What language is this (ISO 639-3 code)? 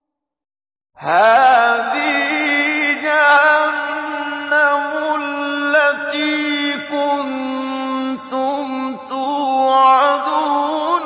ara